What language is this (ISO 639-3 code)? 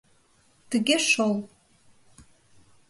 chm